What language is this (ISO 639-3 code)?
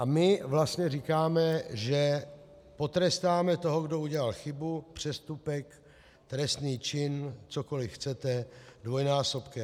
ces